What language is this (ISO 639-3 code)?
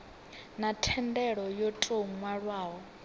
ven